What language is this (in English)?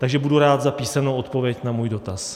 Czech